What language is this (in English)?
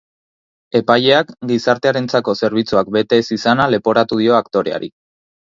Basque